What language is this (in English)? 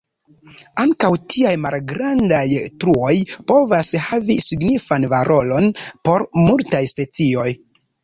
Esperanto